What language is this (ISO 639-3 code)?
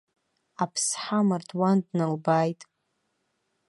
abk